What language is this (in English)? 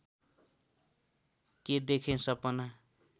Nepali